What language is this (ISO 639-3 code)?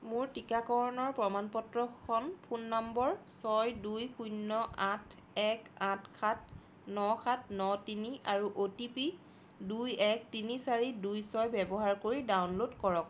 asm